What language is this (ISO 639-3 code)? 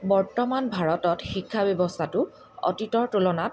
asm